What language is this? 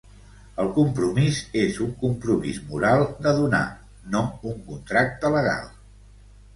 Catalan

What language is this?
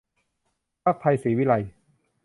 Thai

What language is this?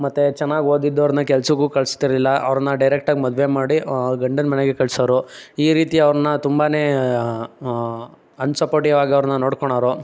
Kannada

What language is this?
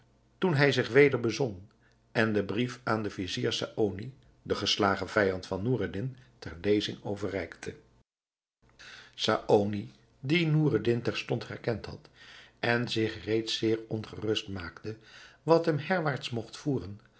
Dutch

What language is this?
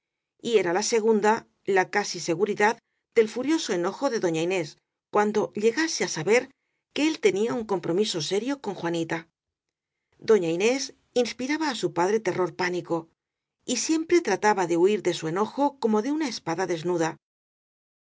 Spanish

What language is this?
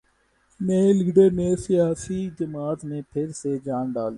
Urdu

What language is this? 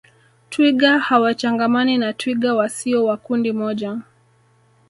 Swahili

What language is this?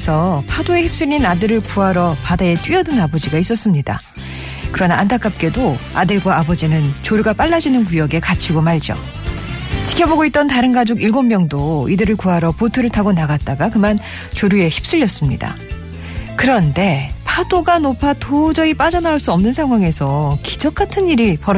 Korean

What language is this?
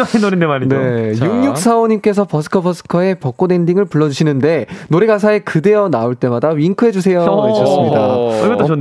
Korean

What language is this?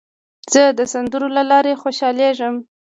Pashto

